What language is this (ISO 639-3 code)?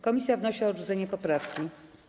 pol